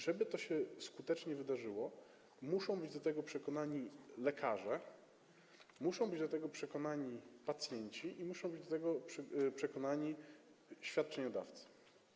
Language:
Polish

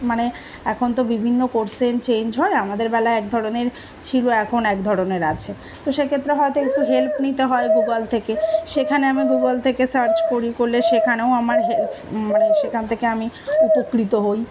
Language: Bangla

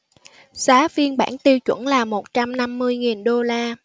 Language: Vietnamese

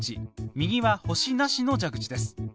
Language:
Japanese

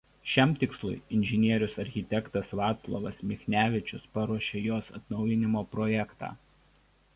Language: Lithuanian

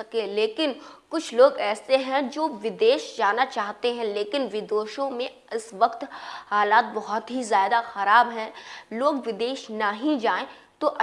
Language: Hindi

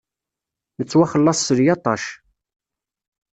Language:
Kabyle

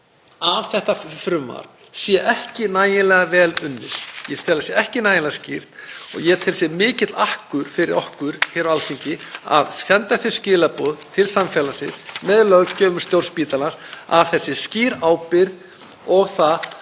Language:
Icelandic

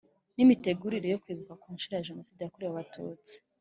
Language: Kinyarwanda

